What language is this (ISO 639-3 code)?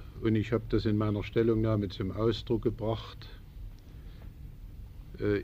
deu